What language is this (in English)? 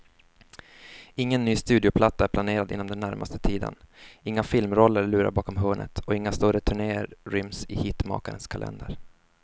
Swedish